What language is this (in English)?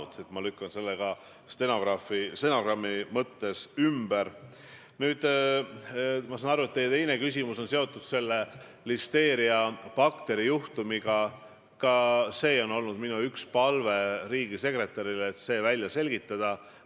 Estonian